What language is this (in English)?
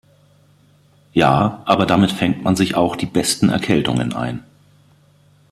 German